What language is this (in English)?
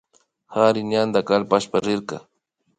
Imbabura Highland Quichua